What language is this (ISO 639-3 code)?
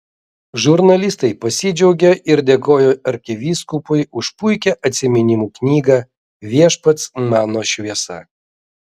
lit